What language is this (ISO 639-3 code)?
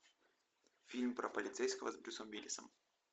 rus